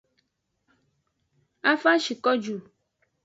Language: Aja (Benin)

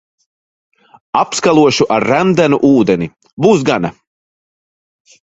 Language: Latvian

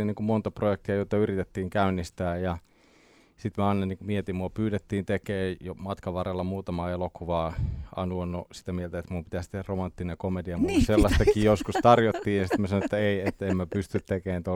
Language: Finnish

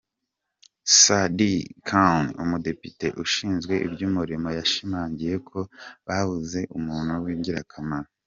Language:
Kinyarwanda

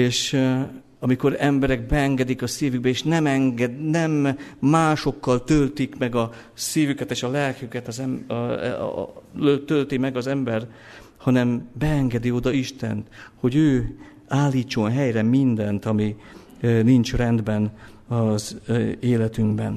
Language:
Hungarian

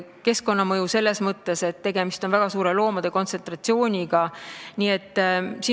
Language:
Estonian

